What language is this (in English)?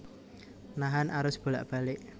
Javanese